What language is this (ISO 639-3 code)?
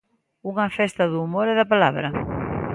glg